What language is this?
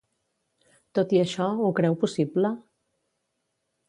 Catalan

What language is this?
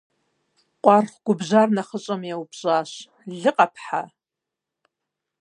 Kabardian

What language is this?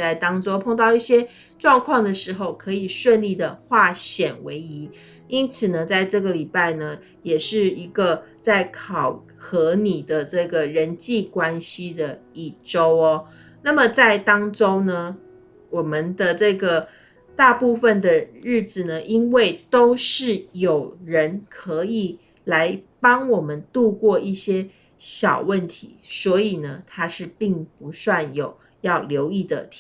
Chinese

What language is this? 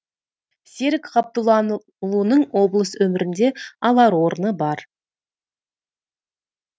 Kazakh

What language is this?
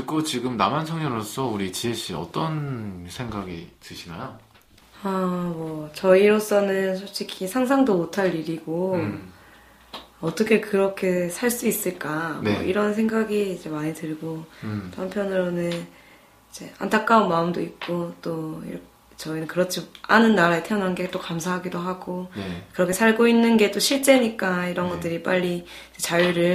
Korean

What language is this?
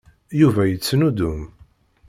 Kabyle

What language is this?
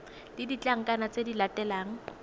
Tswana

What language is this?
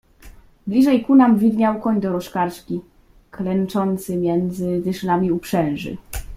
Polish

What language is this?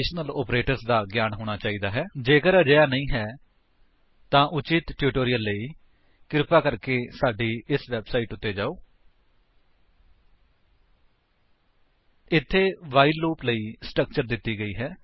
Punjabi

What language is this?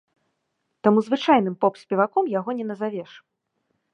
Belarusian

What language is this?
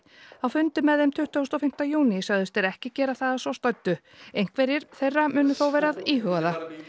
Icelandic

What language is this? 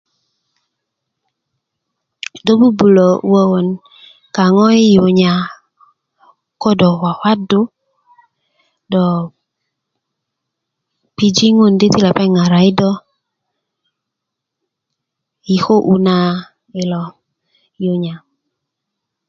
Kuku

